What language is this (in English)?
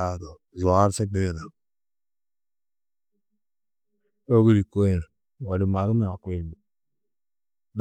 Tedaga